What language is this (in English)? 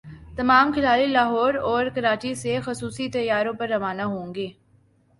Urdu